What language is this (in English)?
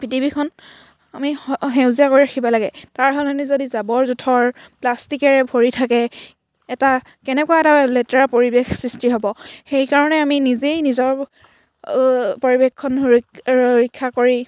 Assamese